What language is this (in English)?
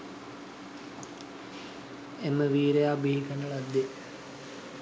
Sinhala